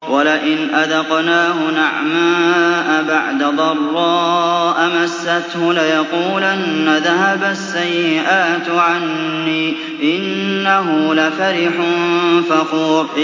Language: Arabic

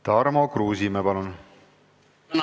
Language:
Estonian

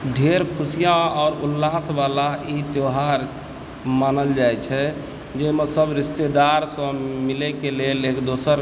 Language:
Maithili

